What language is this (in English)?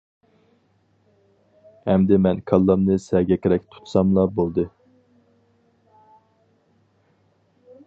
Uyghur